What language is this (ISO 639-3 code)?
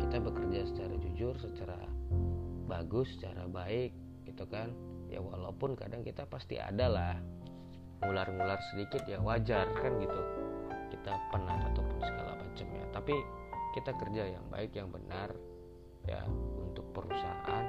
ind